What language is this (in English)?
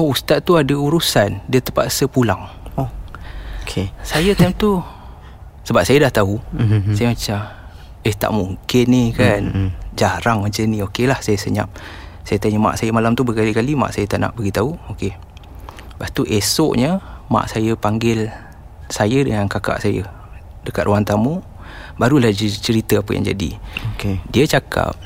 Malay